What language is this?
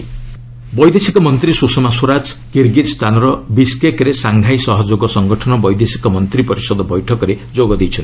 Odia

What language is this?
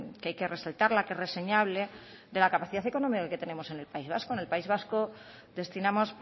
Spanish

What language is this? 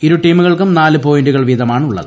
Malayalam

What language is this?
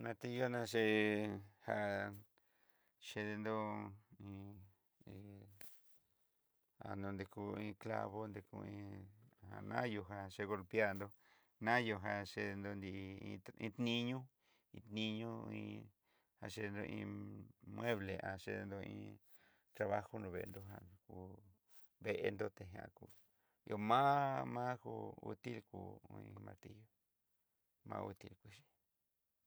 Southeastern Nochixtlán Mixtec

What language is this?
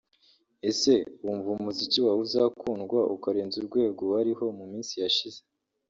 Kinyarwanda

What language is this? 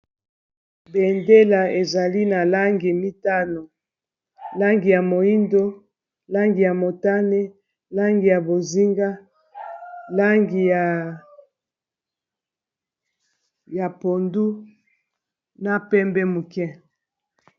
Lingala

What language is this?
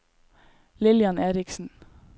Norwegian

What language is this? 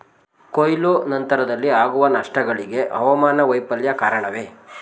Kannada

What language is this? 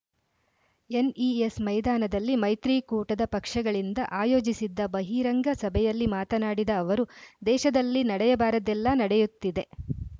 Kannada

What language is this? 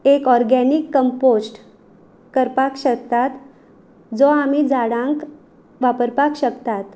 Konkani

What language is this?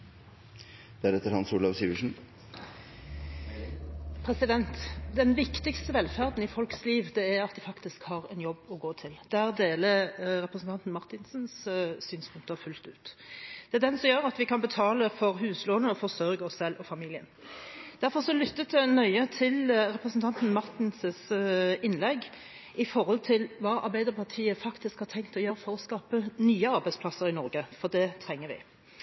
Norwegian Bokmål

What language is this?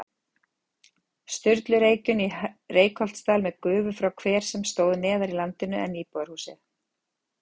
Icelandic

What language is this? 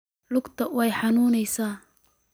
Somali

